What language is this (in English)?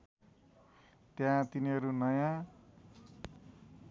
Nepali